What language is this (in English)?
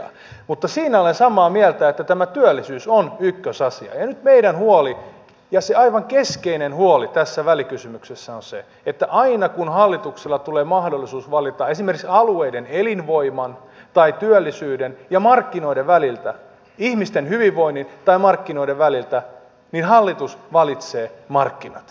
Finnish